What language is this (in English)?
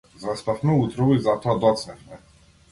Macedonian